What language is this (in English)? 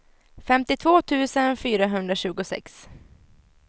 Swedish